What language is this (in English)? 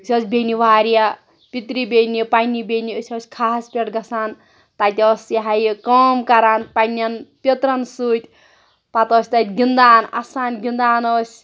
Kashmiri